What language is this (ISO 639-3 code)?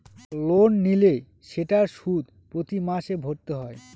ben